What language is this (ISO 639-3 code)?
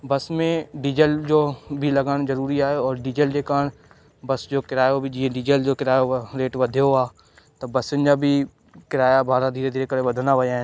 snd